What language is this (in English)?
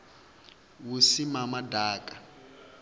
Venda